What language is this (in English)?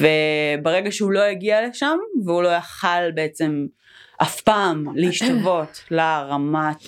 Hebrew